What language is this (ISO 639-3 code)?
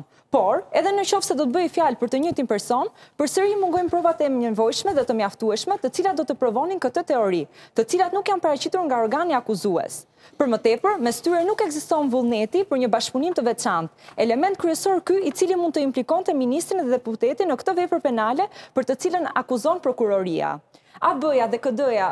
ron